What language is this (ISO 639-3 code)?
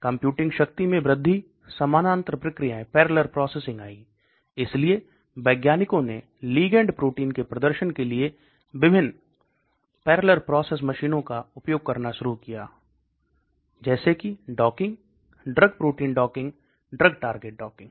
hin